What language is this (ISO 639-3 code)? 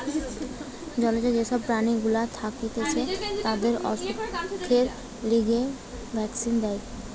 ben